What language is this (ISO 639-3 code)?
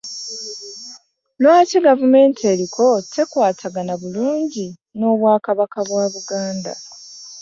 lug